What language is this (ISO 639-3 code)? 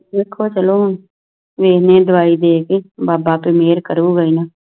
pan